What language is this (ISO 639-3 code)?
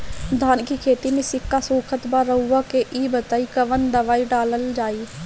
bho